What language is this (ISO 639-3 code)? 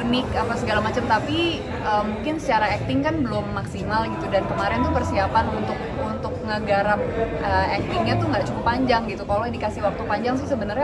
ind